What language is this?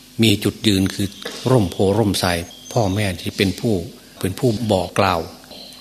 Thai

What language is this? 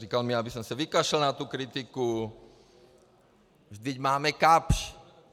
Czech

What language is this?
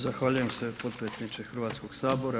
Croatian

